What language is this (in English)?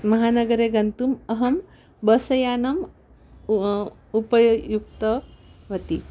Sanskrit